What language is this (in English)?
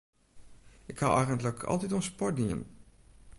Western Frisian